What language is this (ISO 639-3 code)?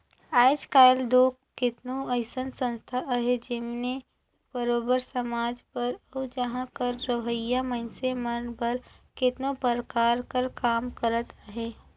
hne